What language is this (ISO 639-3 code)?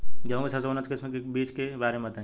bho